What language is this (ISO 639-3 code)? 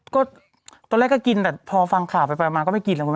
tha